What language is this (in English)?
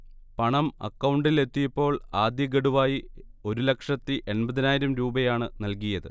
Malayalam